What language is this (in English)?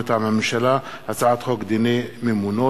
Hebrew